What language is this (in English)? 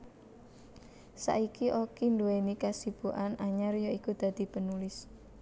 Javanese